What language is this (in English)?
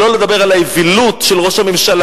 Hebrew